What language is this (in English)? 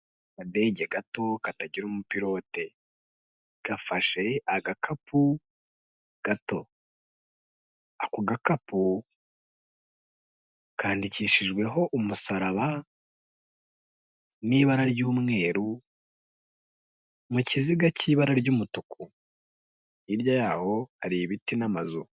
Kinyarwanda